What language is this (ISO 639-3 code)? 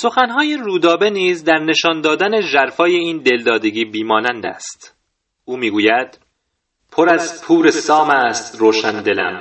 fas